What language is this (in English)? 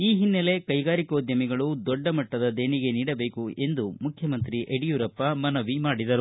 Kannada